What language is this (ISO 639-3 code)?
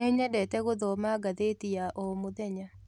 kik